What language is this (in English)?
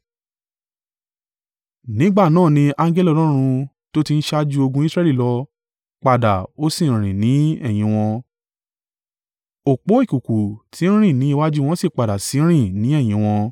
Yoruba